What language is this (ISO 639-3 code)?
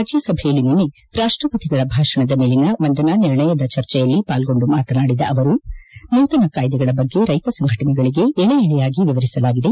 kan